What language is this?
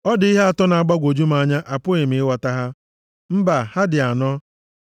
Igbo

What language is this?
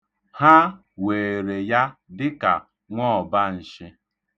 Igbo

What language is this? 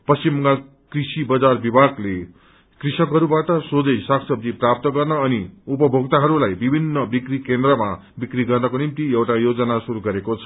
Nepali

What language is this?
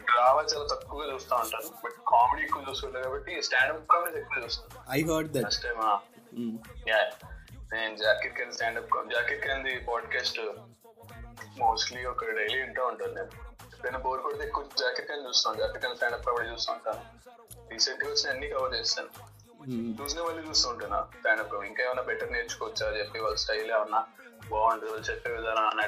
Telugu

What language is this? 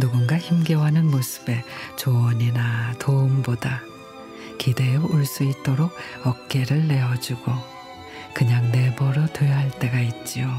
Korean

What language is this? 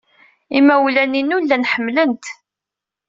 Kabyle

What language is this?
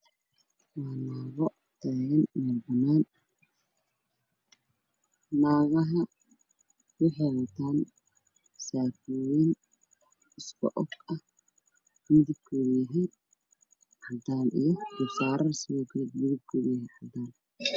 Somali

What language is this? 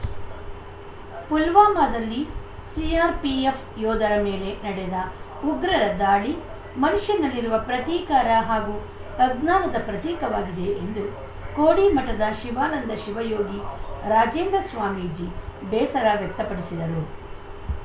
Kannada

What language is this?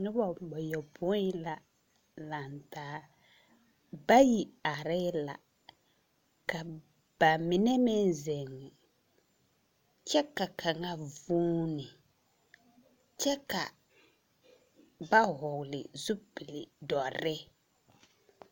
Southern Dagaare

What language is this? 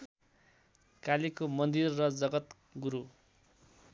Nepali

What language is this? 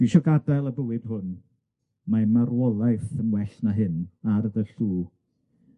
Welsh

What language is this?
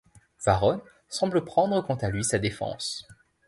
French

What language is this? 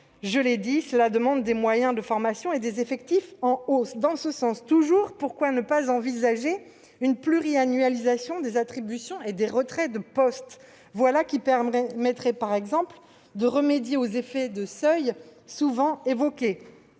French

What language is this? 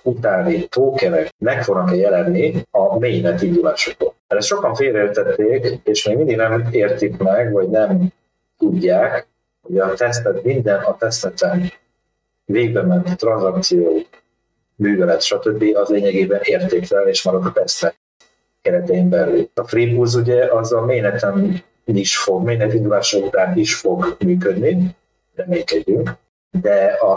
Hungarian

